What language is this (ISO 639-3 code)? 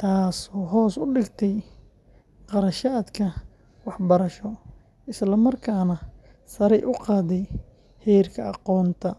som